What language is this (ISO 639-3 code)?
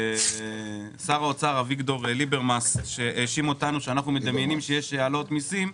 heb